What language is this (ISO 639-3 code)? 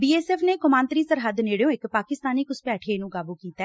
pan